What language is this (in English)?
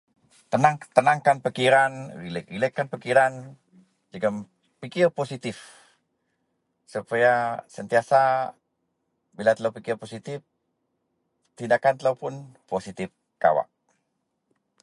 Central Melanau